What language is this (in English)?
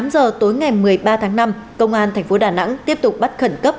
Vietnamese